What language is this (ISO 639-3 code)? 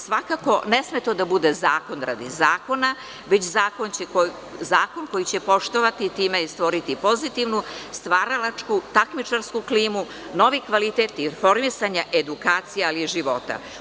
srp